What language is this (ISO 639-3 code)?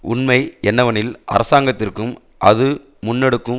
tam